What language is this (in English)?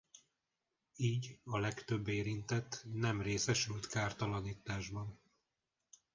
Hungarian